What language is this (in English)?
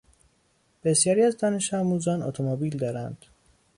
Persian